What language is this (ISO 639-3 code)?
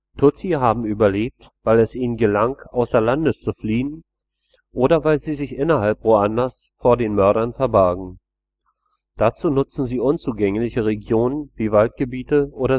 deu